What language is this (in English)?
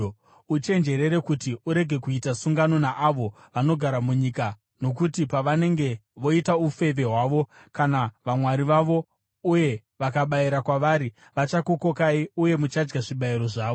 Shona